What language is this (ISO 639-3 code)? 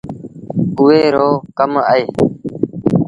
sbn